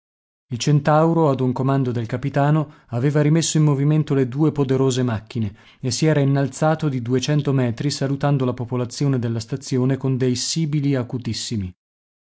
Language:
Italian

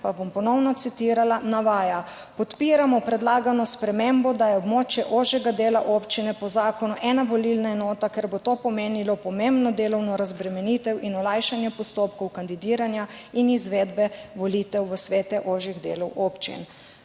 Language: Slovenian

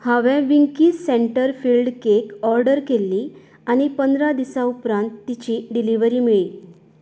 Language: Konkani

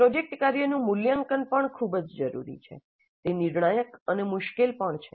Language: Gujarati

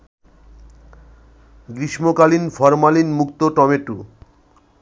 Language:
Bangla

